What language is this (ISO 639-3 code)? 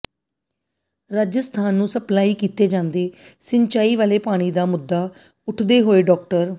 pan